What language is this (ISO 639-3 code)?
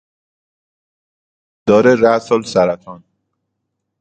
fas